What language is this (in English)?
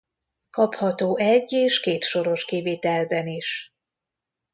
Hungarian